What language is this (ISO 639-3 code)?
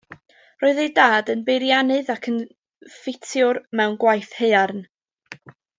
cym